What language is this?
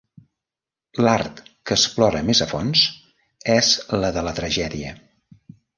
Catalan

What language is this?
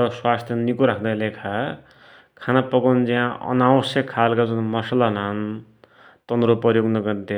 Dotyali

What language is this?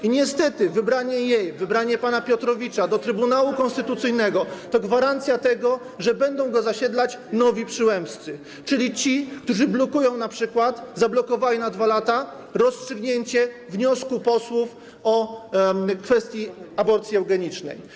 Polish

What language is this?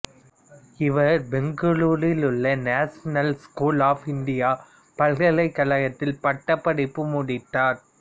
Tamil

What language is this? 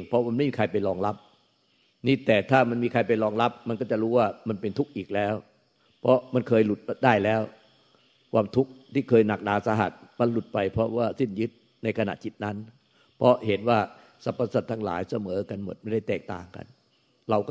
Thai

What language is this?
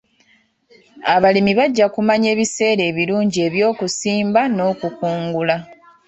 Ganda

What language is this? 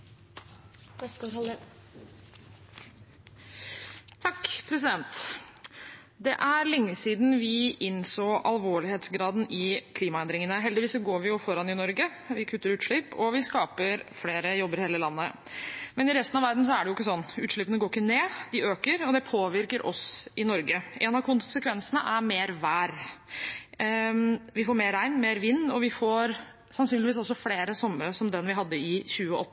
Norwegian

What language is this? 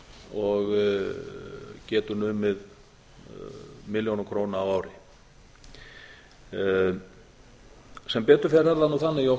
Icelandic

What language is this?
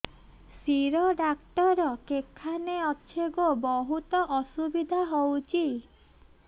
Odia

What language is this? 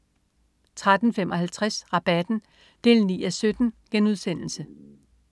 Danish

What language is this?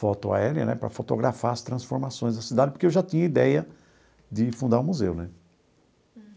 Portuguese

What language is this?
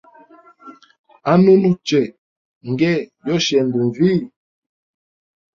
Hemba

